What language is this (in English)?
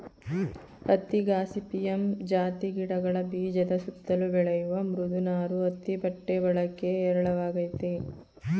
Kannada